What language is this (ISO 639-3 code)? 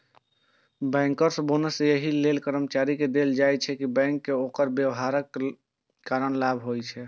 mai